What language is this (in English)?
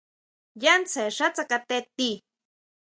Huautla Mazatec